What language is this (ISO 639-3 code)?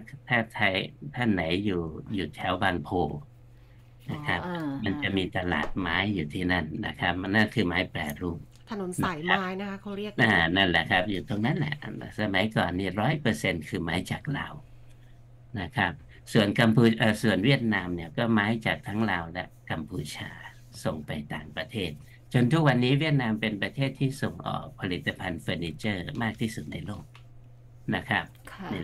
tha